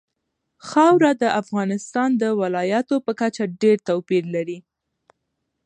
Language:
Pashto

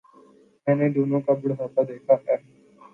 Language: Urdu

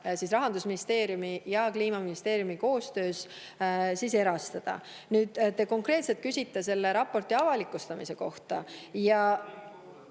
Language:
Estonian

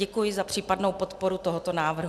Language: Czech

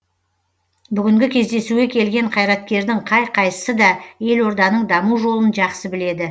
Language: Kazakh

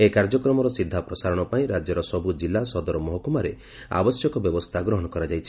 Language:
Odia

